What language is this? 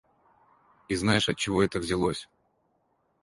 Russian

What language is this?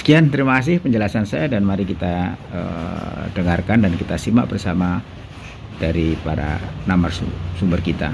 Indonesian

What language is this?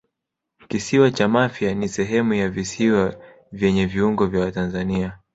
Swahili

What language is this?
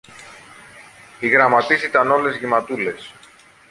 Greek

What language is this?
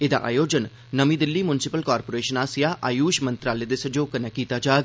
Dogri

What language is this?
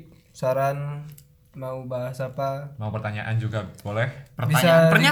Indonesian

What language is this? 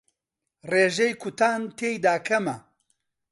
Central Kurdish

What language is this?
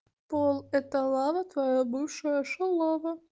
Russian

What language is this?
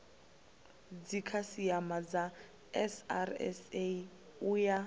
Venda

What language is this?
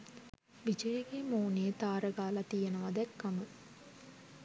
Sinhala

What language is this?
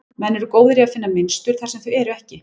Icelandic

